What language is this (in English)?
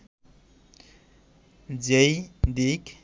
Bangla